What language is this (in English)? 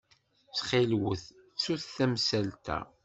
Kabyle